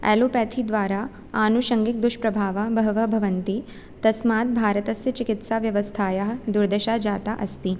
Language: Sanskrit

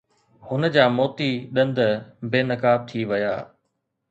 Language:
Sindhi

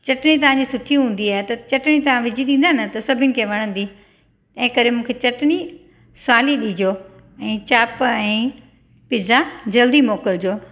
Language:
Sindhi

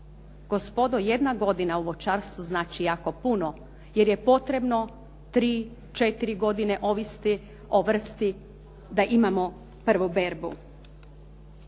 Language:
Croatian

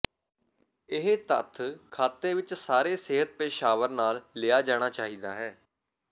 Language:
Punjabi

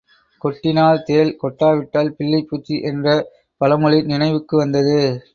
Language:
Tamil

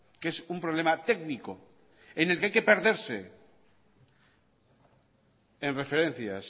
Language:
Spanish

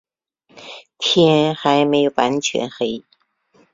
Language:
Chinese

